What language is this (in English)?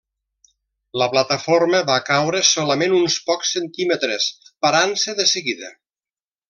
Catalan